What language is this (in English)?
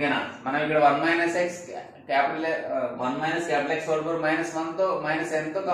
Hindi